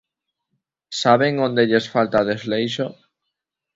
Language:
Galician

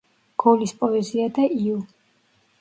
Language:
Georgian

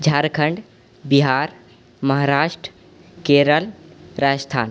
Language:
Maithili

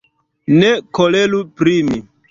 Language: Esperanto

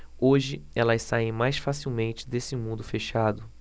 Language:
Portuguese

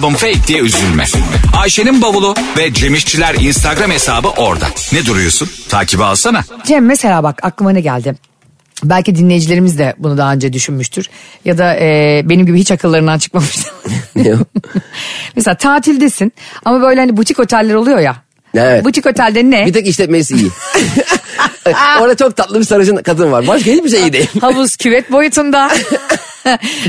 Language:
Turkish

